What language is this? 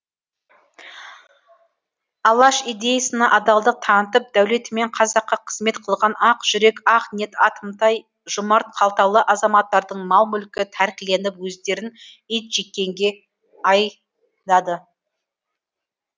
Kazakh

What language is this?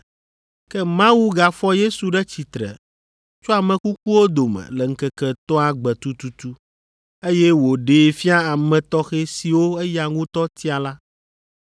Ewe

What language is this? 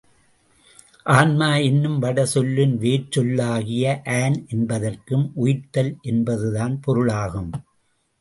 Tamil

